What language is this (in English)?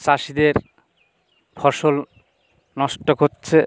Bangla